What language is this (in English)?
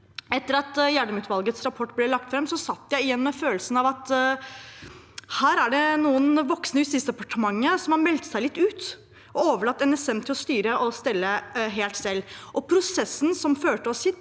Norwegian